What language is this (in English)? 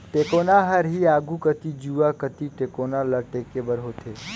Chhattisgarhi